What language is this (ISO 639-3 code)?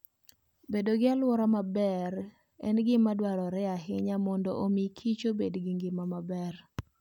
luo